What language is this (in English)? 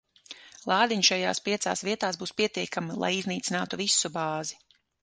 Latvian